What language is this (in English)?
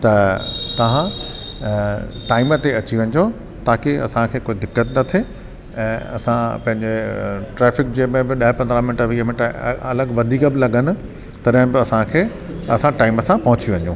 Sindhi